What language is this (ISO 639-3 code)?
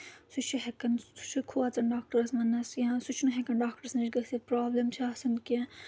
kas